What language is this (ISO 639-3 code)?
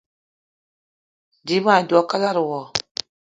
eto